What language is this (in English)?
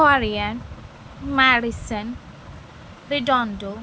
Telugu